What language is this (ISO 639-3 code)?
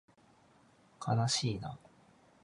jpn